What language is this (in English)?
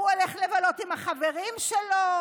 Hebrew